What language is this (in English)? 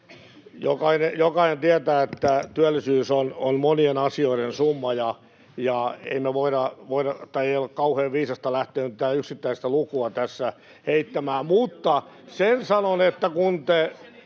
Finnish